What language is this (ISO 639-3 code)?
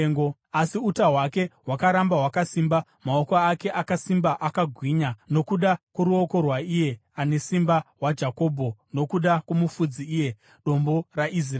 sna